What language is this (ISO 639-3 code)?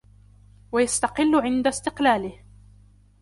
ara